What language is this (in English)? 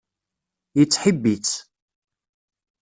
Kabyle